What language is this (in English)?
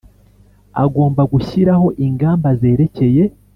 Kinyarwanda